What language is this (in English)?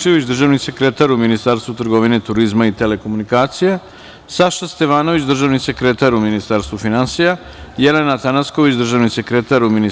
Serbian